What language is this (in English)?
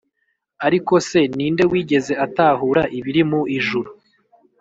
Kinyarwanda